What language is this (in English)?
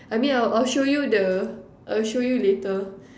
English